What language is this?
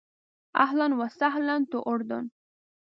Pashto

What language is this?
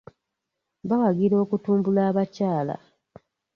Ganda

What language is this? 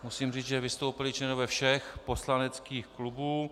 Czech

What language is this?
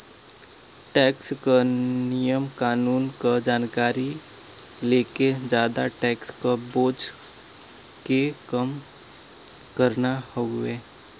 Bhojpuri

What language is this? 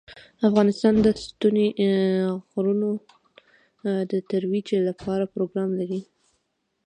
Pashto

